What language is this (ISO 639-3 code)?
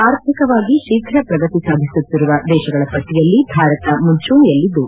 kan